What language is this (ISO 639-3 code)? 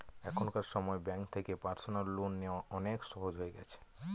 ben